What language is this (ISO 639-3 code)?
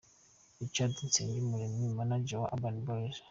kin